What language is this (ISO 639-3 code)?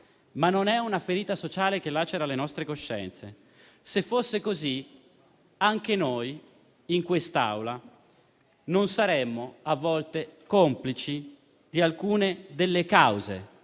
ita